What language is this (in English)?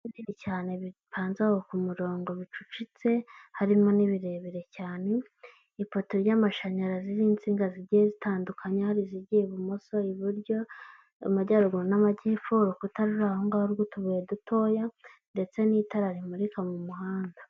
Kinyarwanda